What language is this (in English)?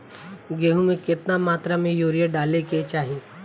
Bhojpuri